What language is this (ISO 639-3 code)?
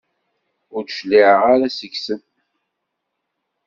kab